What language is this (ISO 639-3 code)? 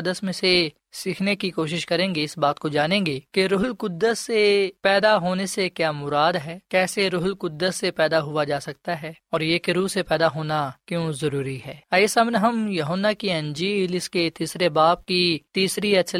urd